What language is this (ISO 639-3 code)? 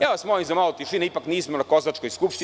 srp